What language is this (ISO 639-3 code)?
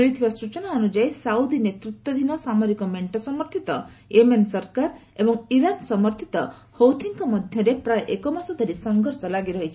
ori